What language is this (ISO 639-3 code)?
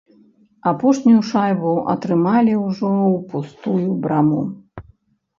bel